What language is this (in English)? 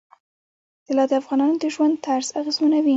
Pashto